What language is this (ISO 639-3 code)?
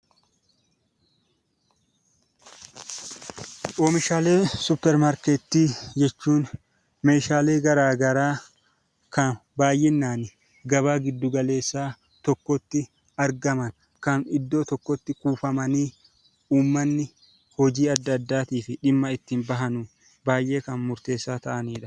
orm